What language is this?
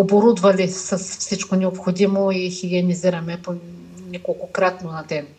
Bulgarian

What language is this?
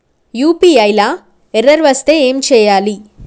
Telugu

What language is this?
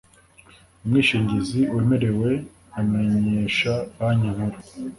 Kinyarwanda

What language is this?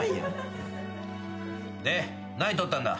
Japanese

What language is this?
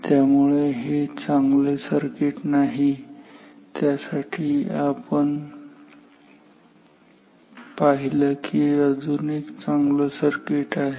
Marathi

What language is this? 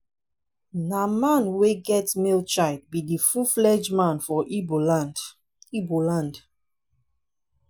Nigerian Pidgin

